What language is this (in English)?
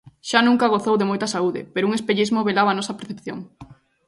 Galician